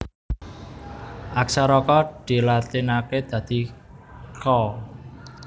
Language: Javanese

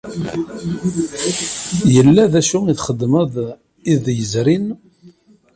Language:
Kabyle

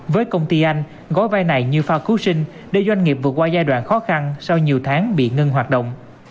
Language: Vietnamese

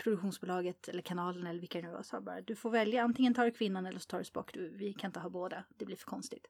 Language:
Swedish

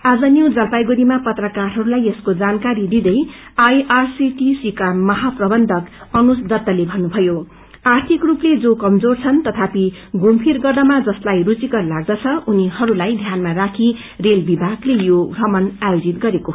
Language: Nepali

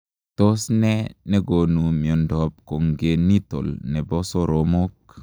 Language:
Kalenjin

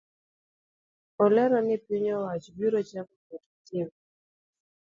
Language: Luo (Kenya and Tanzania)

